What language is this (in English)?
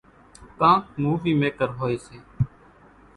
Kachi Koli